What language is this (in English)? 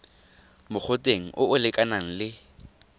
Tswana